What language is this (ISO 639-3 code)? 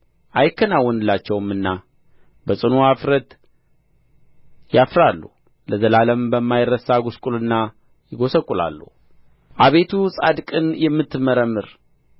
amh